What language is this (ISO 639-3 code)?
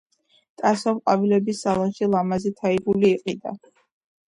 kat